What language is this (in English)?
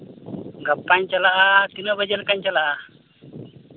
Santali